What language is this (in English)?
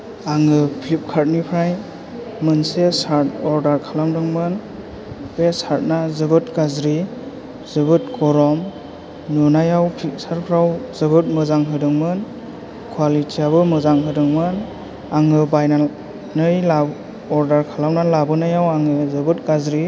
Bodo